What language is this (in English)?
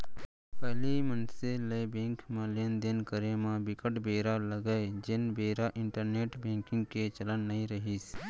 Chhattisgarhi